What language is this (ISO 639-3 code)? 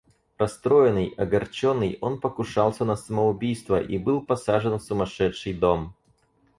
rus